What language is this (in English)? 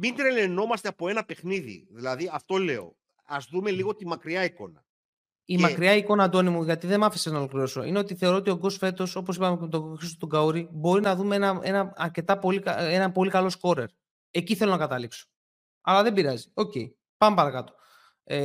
Greek